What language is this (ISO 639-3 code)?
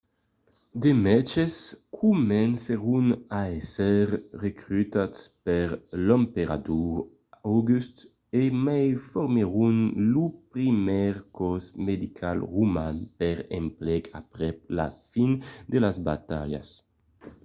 oci